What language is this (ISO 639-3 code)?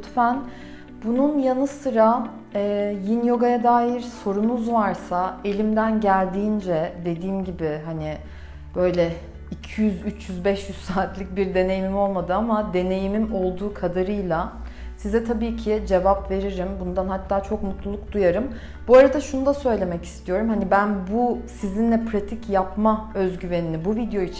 tur